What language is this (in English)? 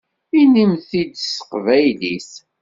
Kabyle